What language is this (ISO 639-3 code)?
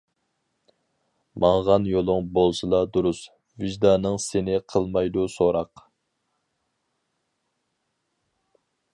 uig